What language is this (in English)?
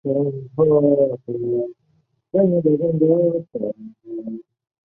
Chinese